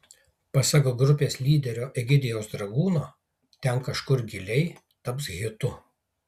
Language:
Lithuanian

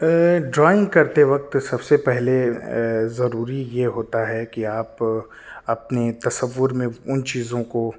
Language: Urdu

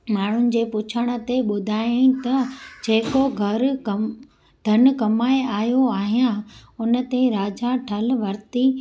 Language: Sindhi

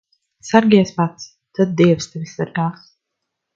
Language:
Latvian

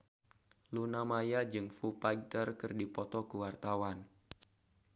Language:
Sundanese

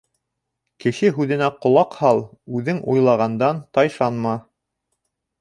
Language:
Bashkir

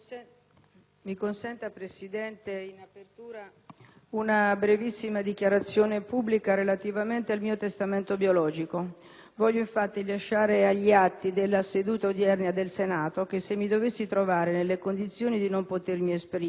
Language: Italian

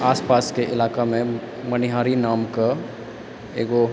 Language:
Maithili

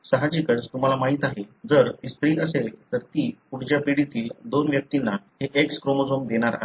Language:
Marathi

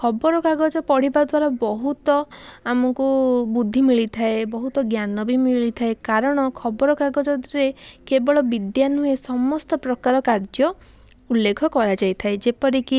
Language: Odia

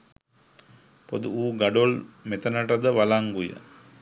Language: Sinhala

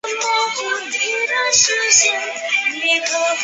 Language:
Chinese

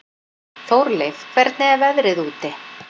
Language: Icelandic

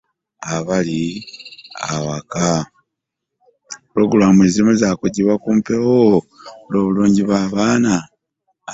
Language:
Ganda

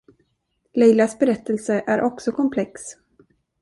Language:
Swedish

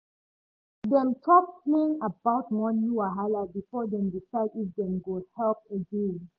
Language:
Nigerian Pidgin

